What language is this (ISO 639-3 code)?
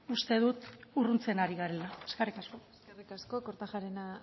eus